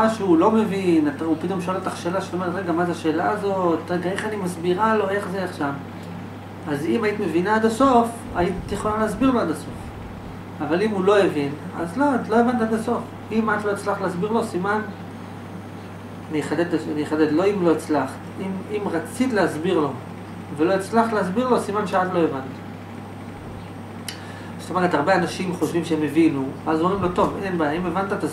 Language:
Hebrew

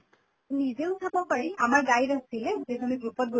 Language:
Assamese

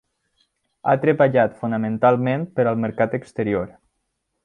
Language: Catalan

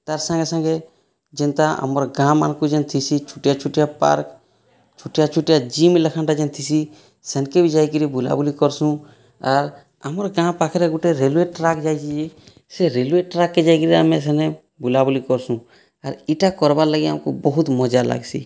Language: Odia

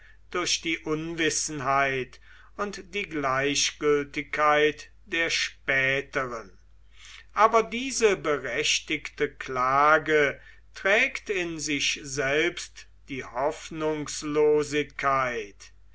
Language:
German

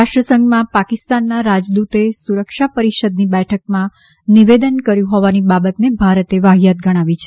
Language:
Gujarati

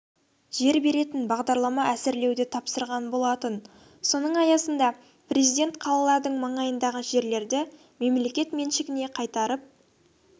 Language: Kazakh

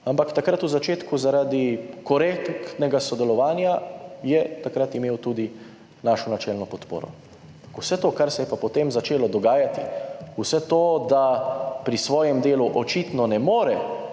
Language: Slovenian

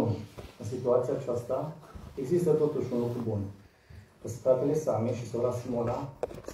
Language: Romanian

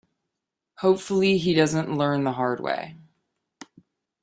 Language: English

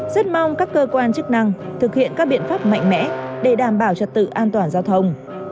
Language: Vietnamese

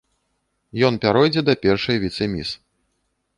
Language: Belarusian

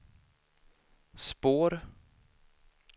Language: Swedish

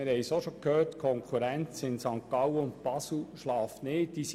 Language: Swiss German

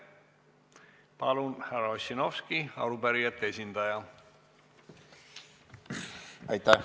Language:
Estonian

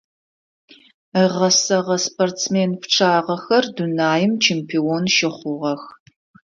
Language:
Adyghe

